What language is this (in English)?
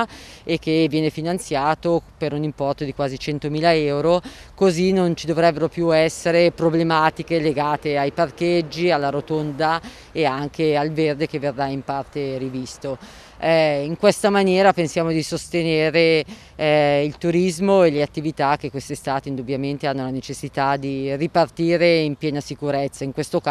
Italian